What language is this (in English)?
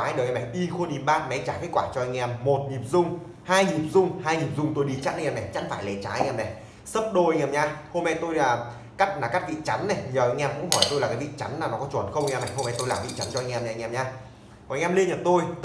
Vietnamese